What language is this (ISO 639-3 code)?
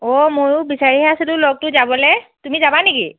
asm